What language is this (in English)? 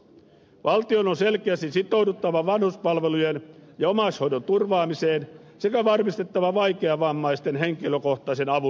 Finnish